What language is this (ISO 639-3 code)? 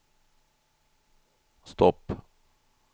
swe